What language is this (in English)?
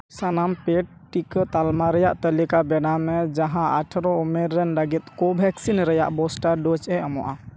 Santali